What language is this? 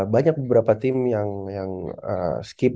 Indonesian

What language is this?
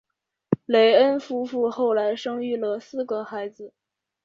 Chinese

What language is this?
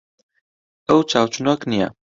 Central Kurdish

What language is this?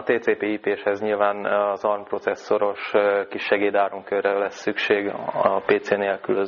Hungarian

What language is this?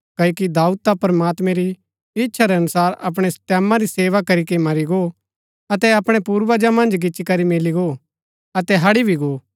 Gaddi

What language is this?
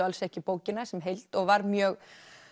Icelandic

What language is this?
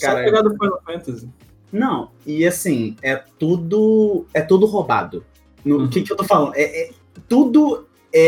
Portuguese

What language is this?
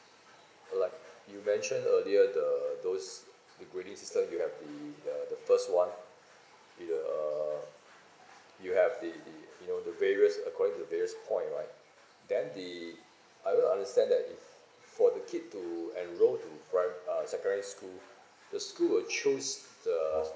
English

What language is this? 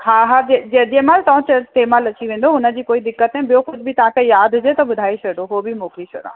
Sindhi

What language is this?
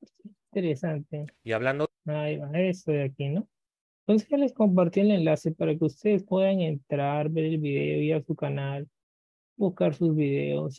Spanish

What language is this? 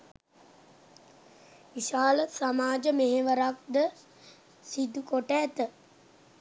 Sinhala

